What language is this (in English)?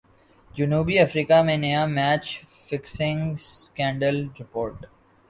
Urdu